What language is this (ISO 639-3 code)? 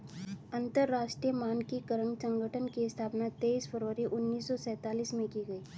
hin